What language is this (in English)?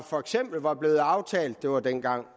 Danish